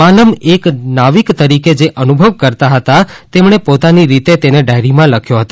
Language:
Gujarati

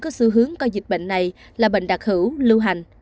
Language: Vietnamese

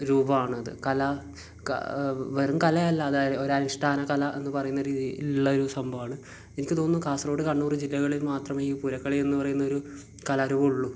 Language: Malayalam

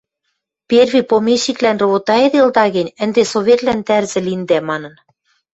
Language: Western Mari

